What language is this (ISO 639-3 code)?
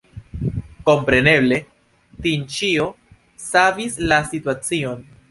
epo